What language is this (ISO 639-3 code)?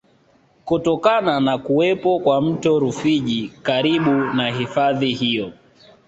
swa